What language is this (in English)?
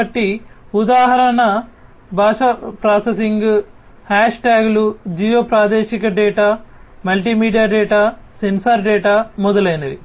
Telugu